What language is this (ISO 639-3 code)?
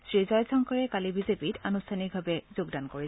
asm